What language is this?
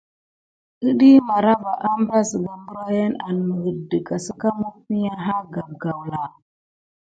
Gidar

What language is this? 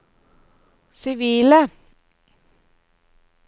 Norwegian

